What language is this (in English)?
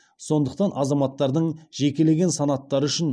Kazakh